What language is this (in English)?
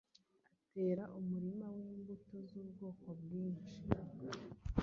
Kinyarwanda